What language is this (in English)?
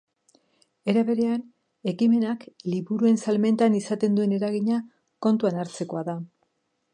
Basque